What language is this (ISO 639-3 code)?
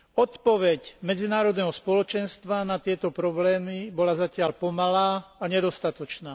slk